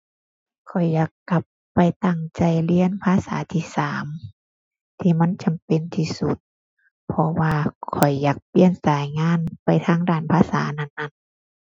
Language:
Thai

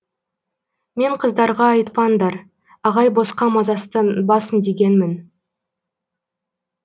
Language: Kazakh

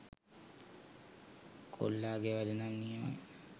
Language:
Sinhala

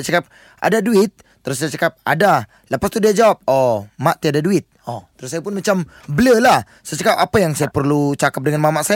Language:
Malay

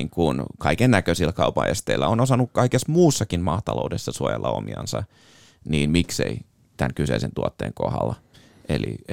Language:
Finnish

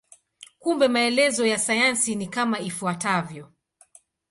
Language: Swahili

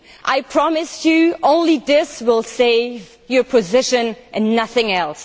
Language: English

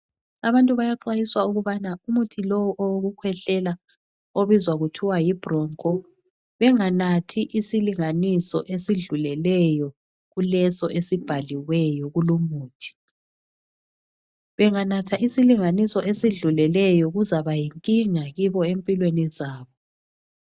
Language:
North Ndebele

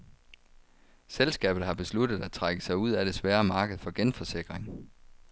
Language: Danish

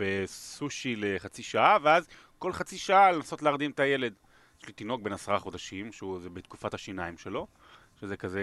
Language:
Hebrew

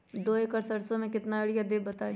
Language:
Magahi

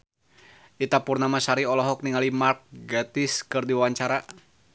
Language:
Sundanese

